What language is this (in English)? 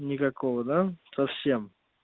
Russian